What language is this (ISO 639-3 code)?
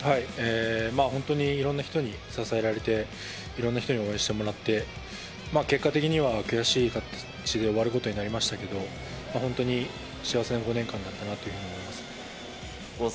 jpn